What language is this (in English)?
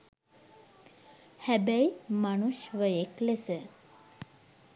Sinhala